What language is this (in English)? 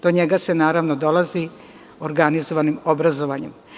Serbian